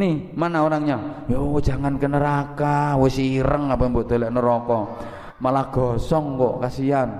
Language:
Indonesian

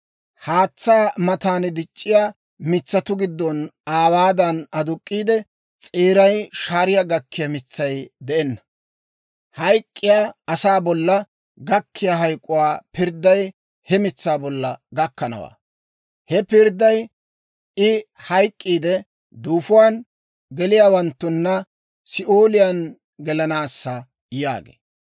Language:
Dawro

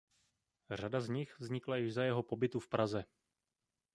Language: Czech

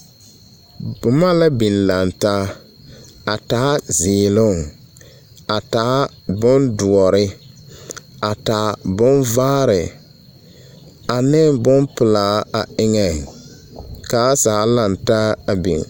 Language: Southern Dagaare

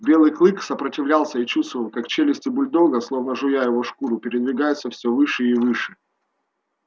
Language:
Russian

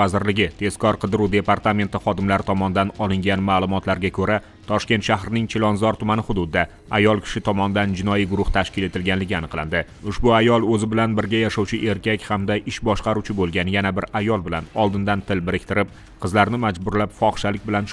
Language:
Romanian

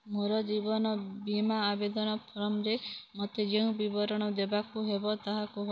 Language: Odia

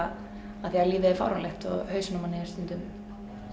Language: Icelandic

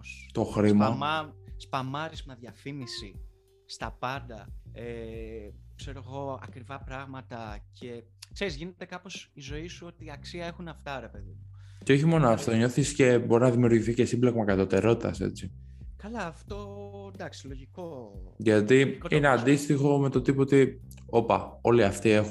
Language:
Greek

